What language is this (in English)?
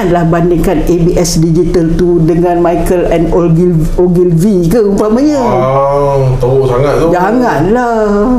Malay